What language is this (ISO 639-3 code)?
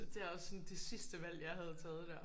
dan